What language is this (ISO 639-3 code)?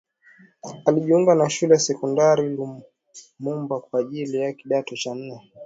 swa